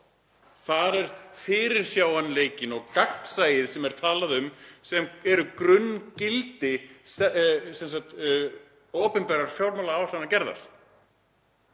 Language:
Icelandic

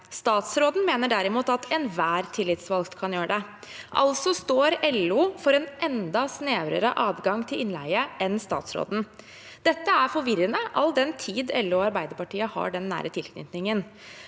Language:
Norwegian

